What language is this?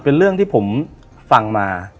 Thai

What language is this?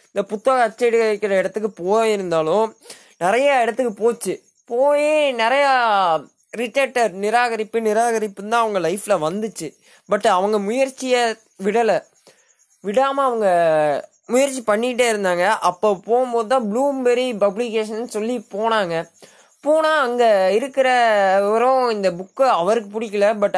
Tamil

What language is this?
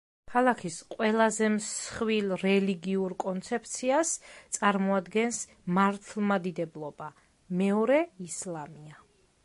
Georgian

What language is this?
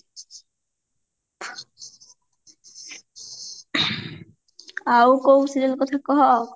Odia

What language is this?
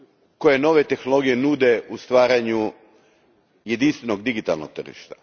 Croatian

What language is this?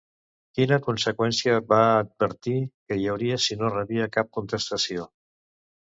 Catalan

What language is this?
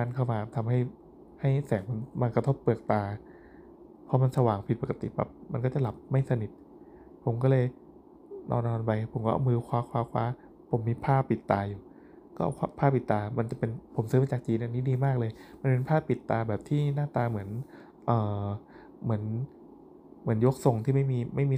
Thai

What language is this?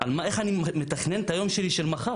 Hebrew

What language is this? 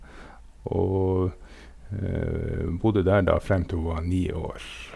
Norwegian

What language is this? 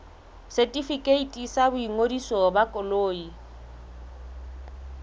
Southern Sotho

